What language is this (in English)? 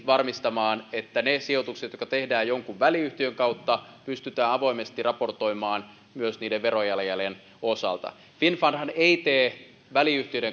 Finnish